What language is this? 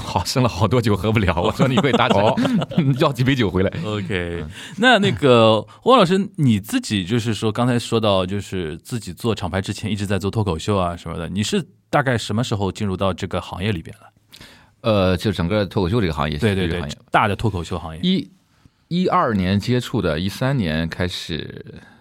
Chinese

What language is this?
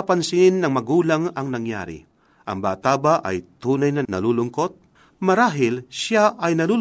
Filipino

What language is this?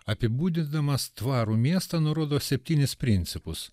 Lithuanian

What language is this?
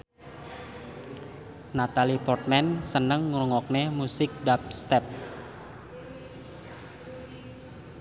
Javanese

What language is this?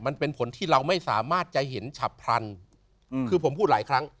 Thai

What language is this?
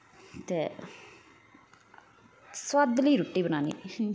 Dogri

